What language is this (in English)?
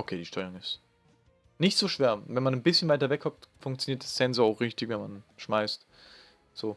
German